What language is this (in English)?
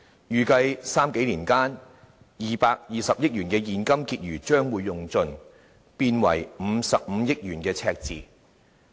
Cantonese